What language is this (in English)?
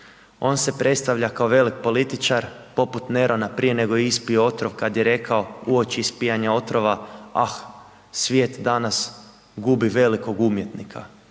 Croatian